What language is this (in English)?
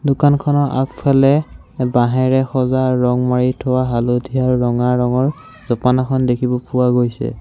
Assamese